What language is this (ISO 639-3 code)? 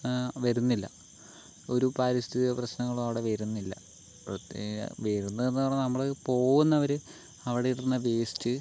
mal